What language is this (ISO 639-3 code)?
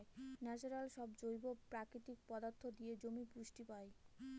ben